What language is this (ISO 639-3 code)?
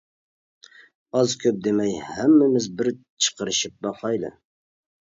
uig